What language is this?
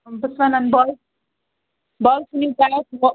Kashmiri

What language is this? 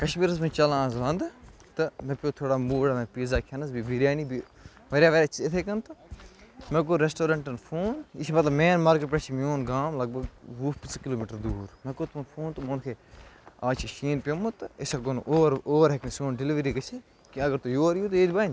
Kashmiri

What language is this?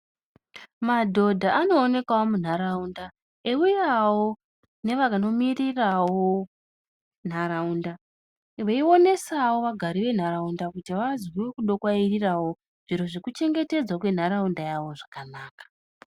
Ndau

